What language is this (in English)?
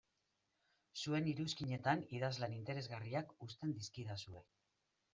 Basque